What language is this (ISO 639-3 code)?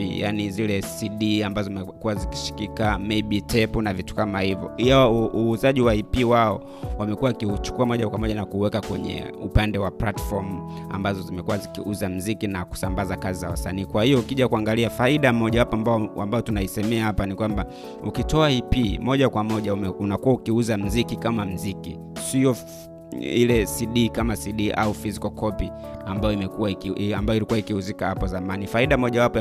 swa